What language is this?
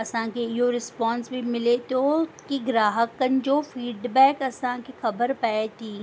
Sindhi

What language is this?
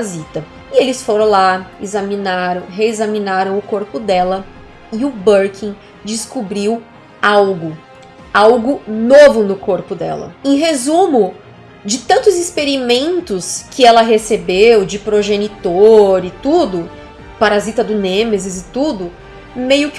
Portuguese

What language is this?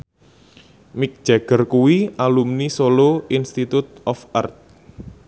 Javanese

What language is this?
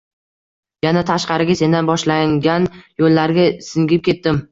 Uzbek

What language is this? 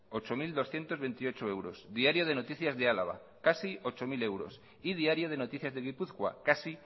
Spanish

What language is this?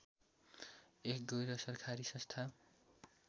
Nepali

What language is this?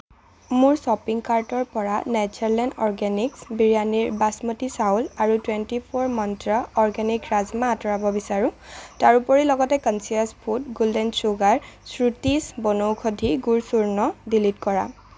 Assamese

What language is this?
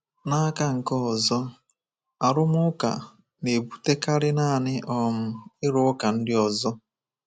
Igbo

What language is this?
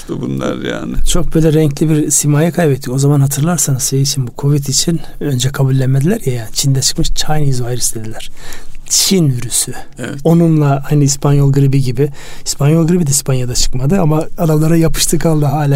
Turkish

